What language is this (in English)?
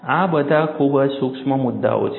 Gujarati